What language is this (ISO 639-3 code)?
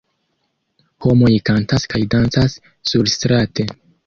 epo